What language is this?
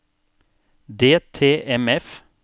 Norwegian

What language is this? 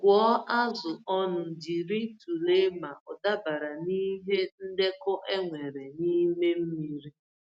Igbo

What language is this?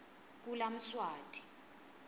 Swati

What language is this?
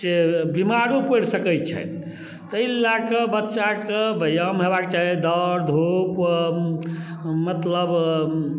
Maithili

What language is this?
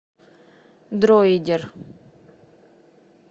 Russian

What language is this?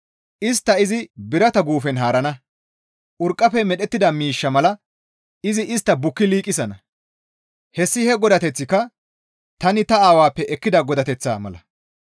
Gamo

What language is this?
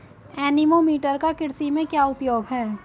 Hindi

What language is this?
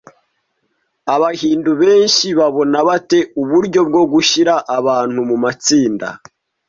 Kinyarwanda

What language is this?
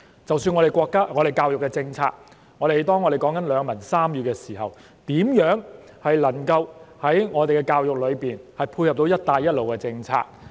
Cantonese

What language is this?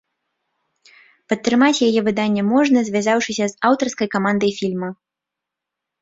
Belarusian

